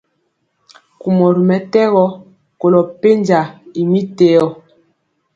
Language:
Mpiemo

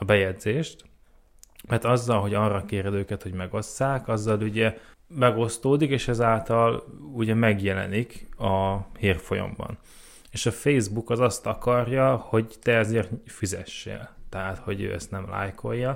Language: Hungarian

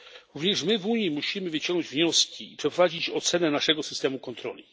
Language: Polish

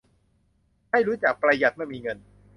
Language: Thai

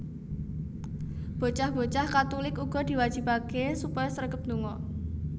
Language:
Javanese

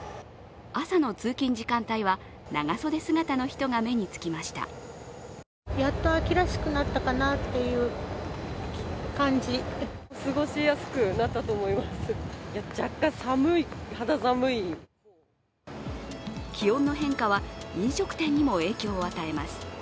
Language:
Japanese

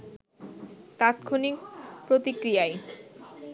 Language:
Bangla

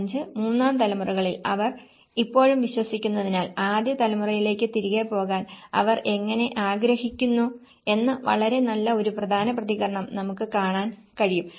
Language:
Malayalam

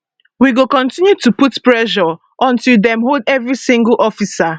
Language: Nigerian Pidgin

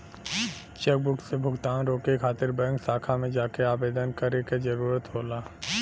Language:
Bhojpuri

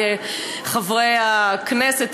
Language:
Hebrew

